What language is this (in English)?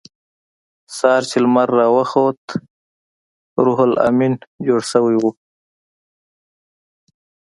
Pashto